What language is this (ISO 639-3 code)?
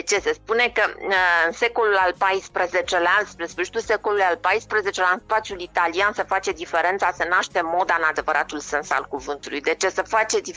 ron